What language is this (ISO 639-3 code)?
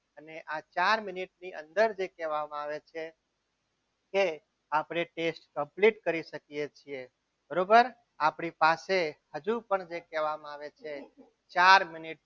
guj